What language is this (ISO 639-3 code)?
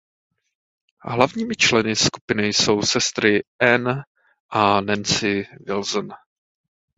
ces